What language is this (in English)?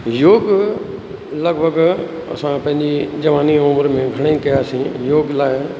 Sindhi